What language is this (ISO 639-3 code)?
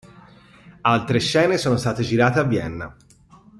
ita